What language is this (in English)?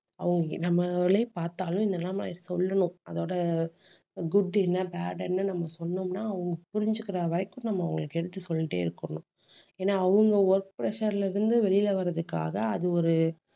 Tamil